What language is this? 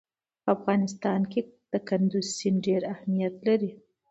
Pashto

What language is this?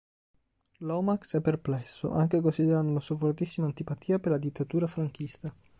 Italian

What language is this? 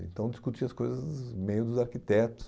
Portuguese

